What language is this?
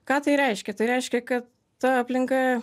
Lithuanian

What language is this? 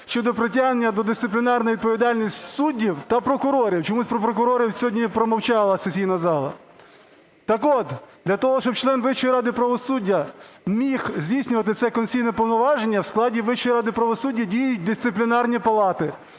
Ukrainian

